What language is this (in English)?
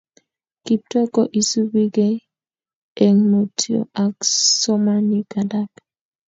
Kalenjin